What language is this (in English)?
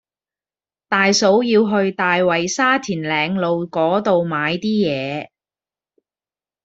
Cantonese